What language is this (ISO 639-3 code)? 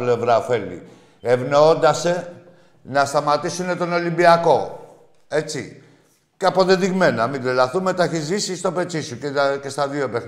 ell